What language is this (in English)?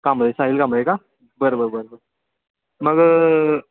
Marathi